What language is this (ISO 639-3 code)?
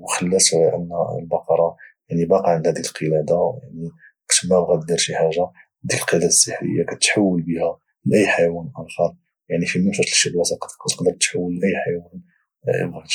ary